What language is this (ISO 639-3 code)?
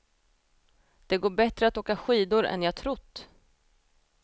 swe